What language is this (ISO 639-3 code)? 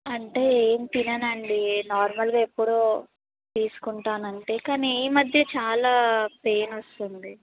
tel